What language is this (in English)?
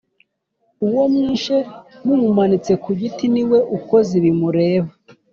Kinyarwanda